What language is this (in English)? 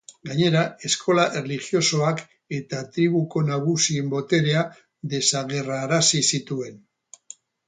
Basque